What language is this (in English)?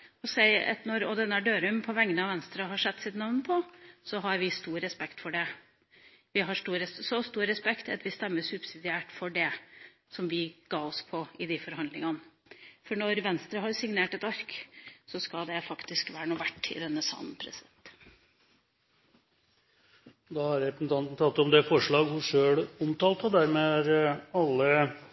Norwegian